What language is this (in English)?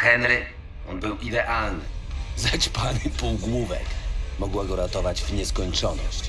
Polish